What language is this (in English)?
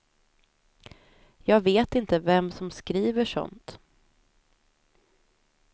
Swedish